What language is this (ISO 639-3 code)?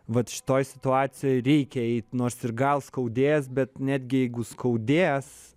lit